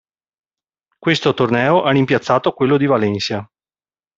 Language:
Italian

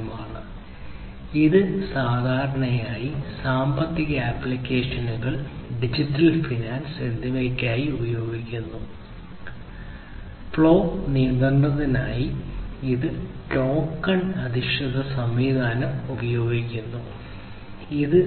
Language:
Malayalam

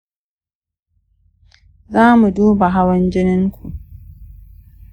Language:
Hausa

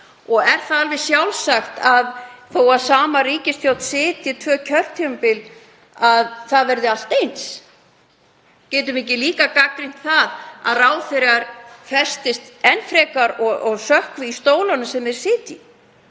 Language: Icelandic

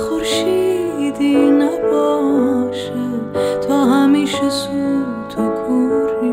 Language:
Persian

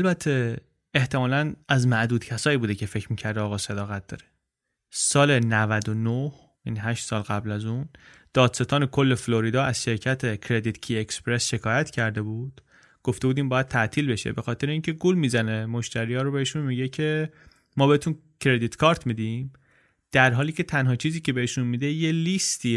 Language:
Persian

